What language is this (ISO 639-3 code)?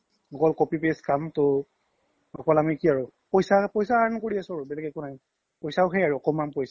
asm